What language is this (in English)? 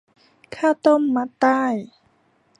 Thai